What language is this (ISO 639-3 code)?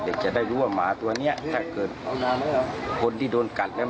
tha